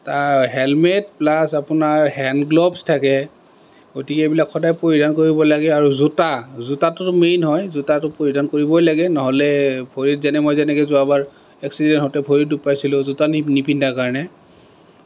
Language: Assamese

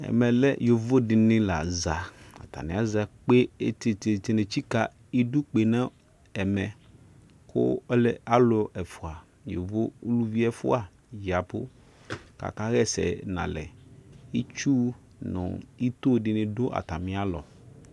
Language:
Ikposo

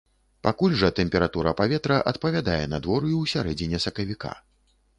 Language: Belarusian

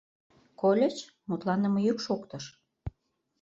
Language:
Mari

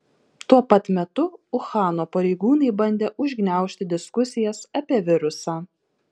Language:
Lithuanian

